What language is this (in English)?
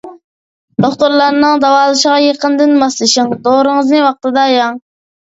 Uyghur